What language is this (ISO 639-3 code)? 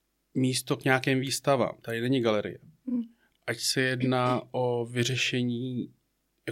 ces